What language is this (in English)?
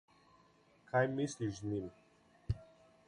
Slovenian